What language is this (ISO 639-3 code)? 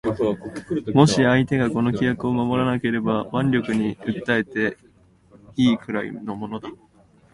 jpn